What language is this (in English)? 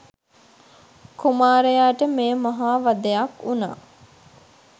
Sinhala